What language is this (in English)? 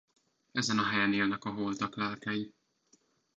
Hungarian